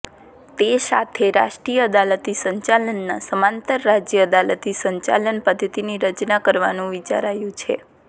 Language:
Gujarati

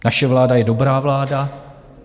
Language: Czech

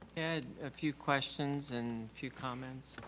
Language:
English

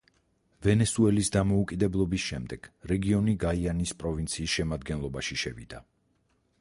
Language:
Georgian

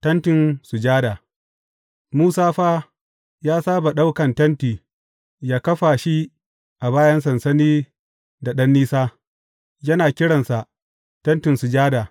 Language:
Hausa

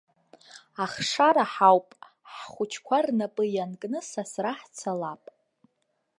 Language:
Abkhazian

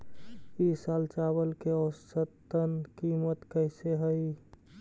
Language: Magahi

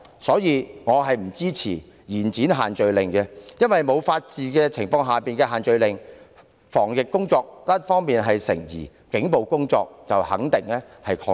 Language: Cantonese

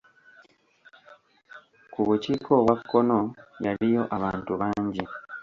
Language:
Ganda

